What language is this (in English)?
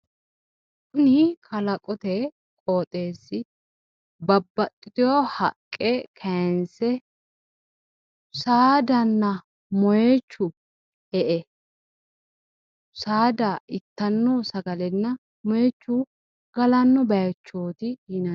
Sidamo